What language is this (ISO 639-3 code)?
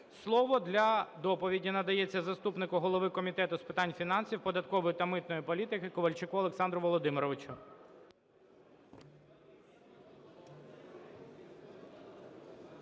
ukr